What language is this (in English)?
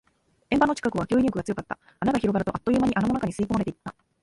Japanese